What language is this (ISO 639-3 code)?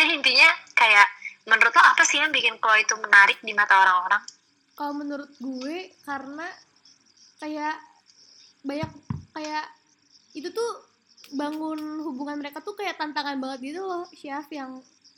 ind